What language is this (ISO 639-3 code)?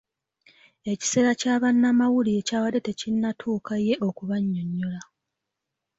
lug